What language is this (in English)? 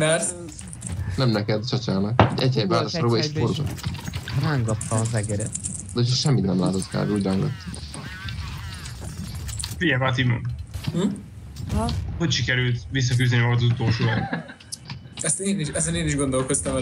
Hungarian